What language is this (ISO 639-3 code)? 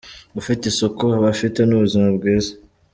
kin